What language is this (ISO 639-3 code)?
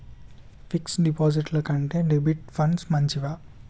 tel